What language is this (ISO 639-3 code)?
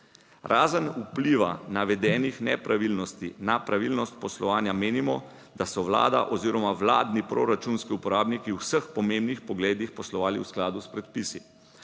slv